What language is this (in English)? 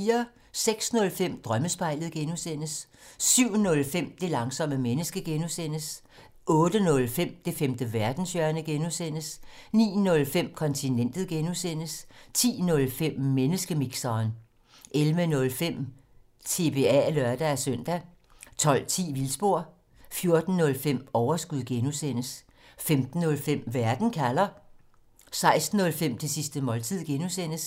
Danish